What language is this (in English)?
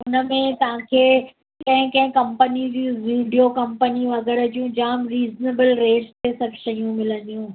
Sindhi